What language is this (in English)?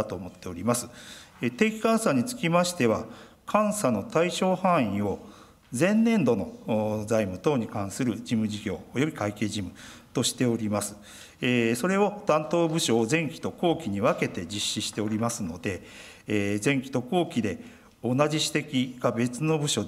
Japanese